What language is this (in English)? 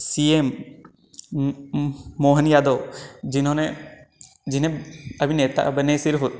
Hindi